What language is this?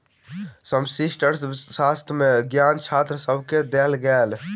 Maithili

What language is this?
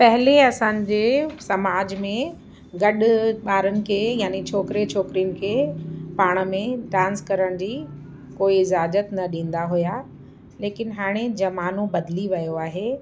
Sindhi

